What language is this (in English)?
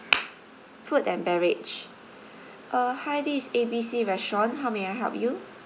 English